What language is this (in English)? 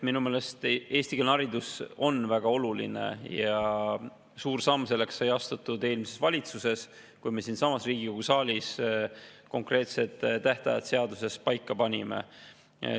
Estonian